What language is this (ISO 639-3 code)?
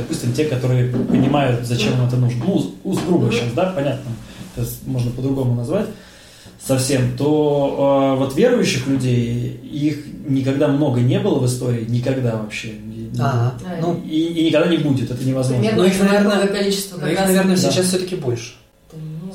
rus